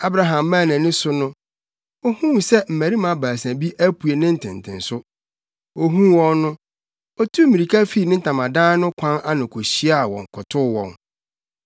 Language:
Akan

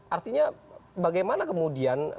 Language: Indonesian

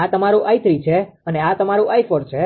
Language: Gujarati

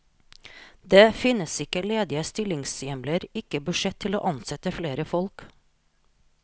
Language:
Norwegian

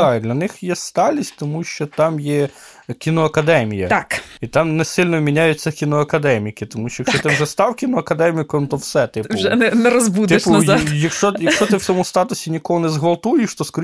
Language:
Ukrainian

